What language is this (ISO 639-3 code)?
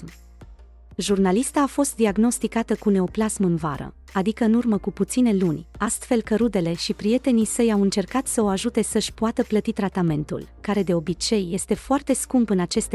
ron